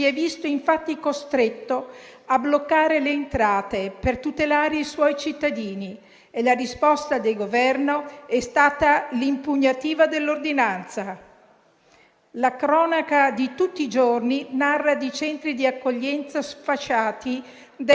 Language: Italian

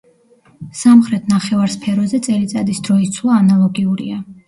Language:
Georgian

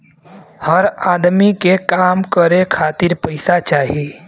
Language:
Bhojpuri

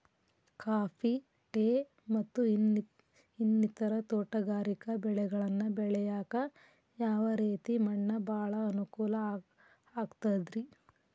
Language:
Kannada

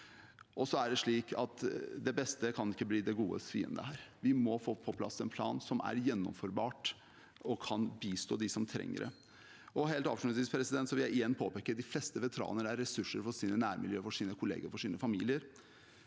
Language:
Norwegian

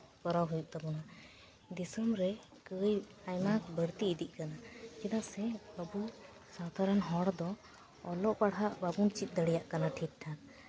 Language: Santali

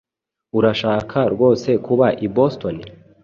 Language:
Kinyarwanda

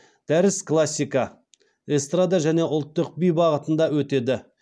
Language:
Kazakh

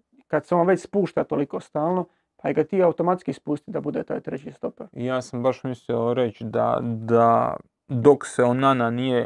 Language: Croatian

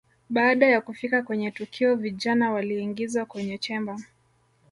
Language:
Swahili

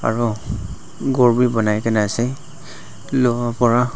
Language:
Naga Pidgin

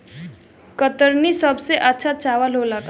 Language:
Bhojpuri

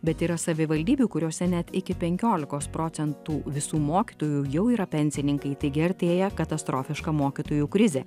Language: Lithuanian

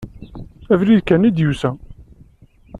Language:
Kabyle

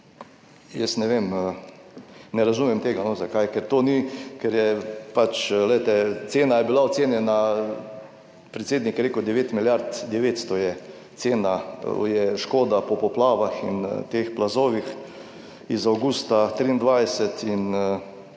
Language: Slovenian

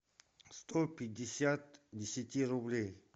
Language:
Russian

